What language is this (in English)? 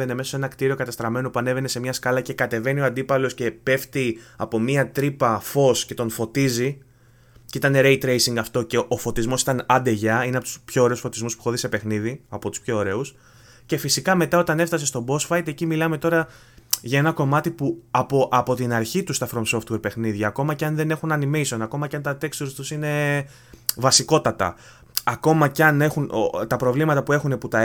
Greek